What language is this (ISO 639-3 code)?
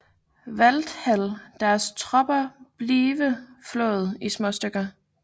dan